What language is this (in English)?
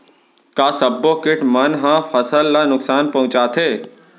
Chhattisgarhi